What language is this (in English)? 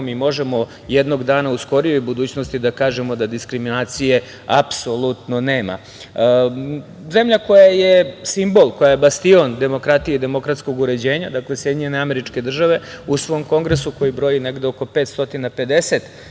Serbian